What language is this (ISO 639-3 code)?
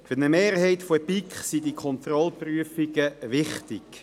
gsw